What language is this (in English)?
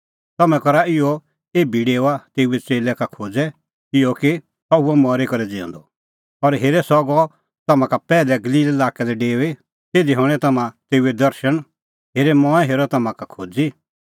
Kullu Pahari